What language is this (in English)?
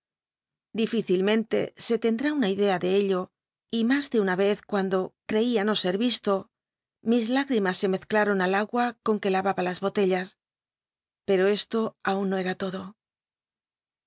Spanish